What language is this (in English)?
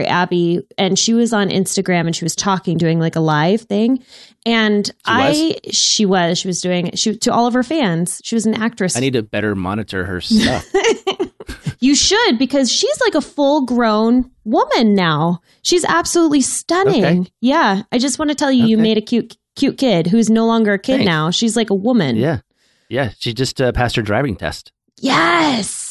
English